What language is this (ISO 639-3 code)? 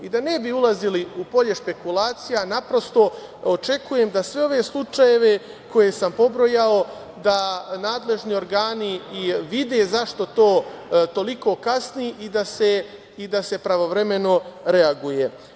srp